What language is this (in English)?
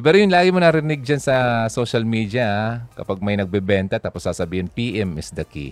Filipino